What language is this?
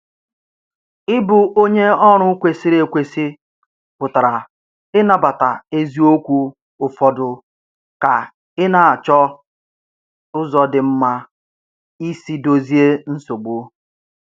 Igbo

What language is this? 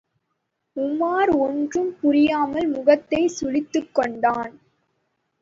Tamil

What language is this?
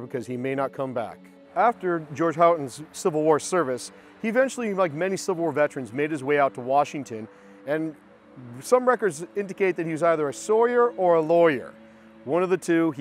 English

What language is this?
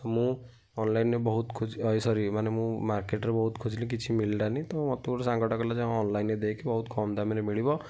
Odia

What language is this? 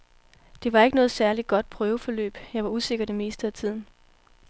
Danish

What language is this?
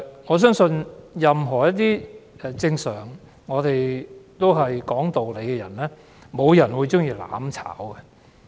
Cantonese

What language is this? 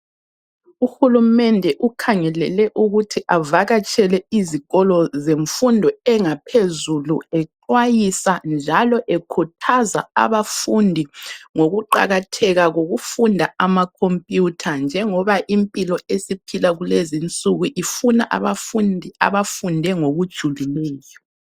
North Ndebele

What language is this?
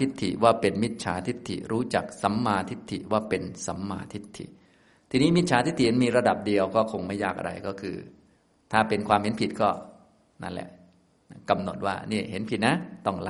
Thai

